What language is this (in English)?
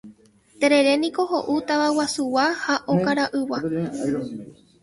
Guarani